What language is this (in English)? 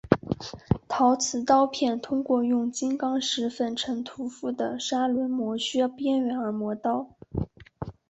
Chinese